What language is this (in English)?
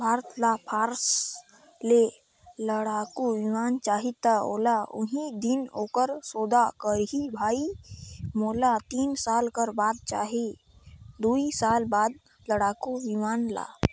Chhattisgarhi